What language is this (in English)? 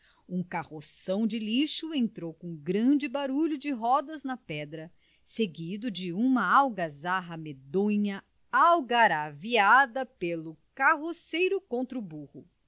Portuguese